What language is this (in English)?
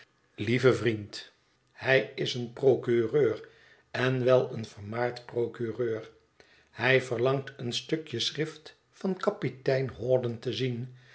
Dutch